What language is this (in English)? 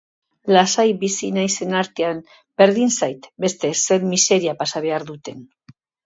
Basque